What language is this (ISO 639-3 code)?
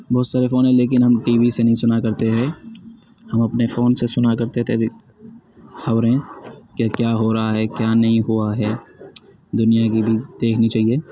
urd